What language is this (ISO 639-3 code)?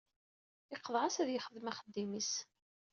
kab